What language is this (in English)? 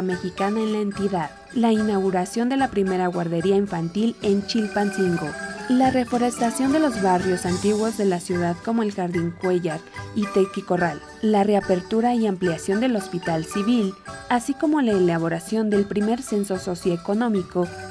Spanish